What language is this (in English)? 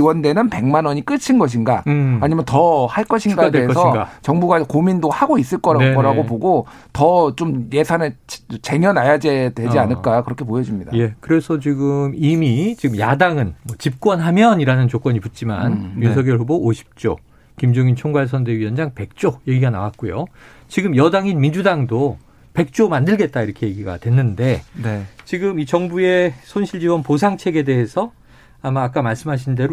Korean